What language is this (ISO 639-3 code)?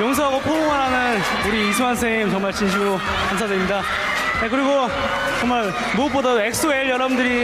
kor